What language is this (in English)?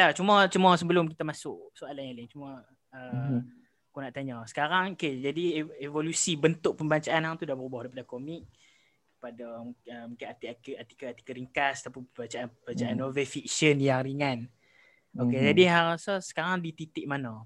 Malay